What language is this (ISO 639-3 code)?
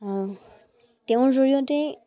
asm